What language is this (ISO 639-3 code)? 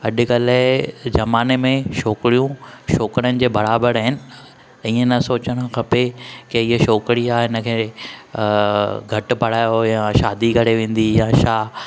snd